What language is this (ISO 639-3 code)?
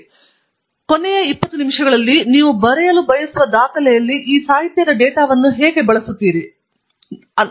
kan